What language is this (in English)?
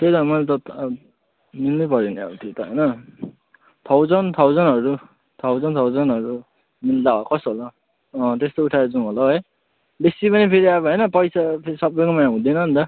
Nepali